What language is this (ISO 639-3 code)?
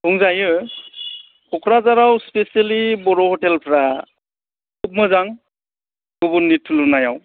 brx